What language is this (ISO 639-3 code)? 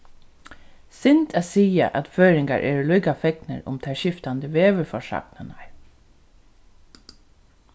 fao